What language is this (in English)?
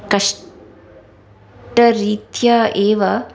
Sanskrit